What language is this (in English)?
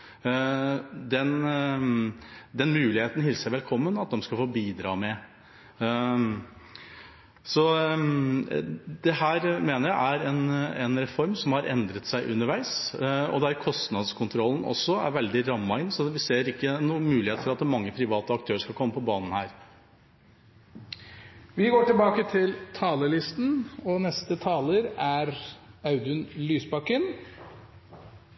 Norwegian